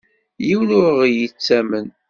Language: Kabyle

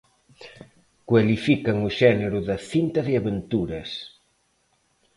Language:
Galician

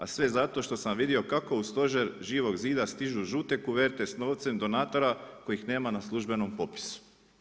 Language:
Croatian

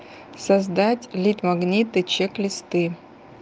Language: Russian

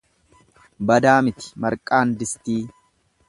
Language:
Oromo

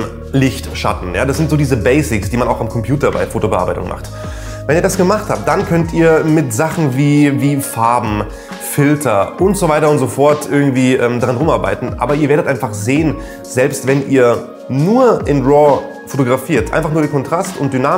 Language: German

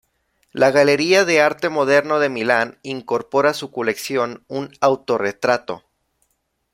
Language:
Spanish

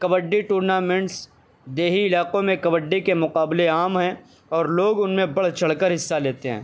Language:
Urdu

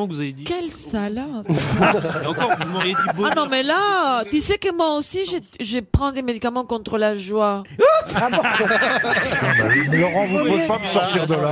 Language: French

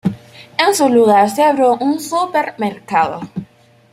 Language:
Spanish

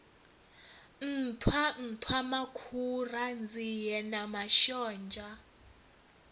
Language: Venda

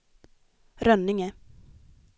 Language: Swedish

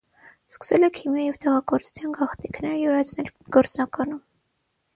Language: Armenian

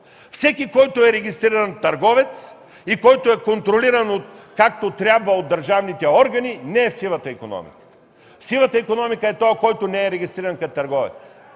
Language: Bulgarian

